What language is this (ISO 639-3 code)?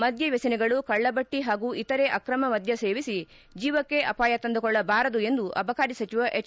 kan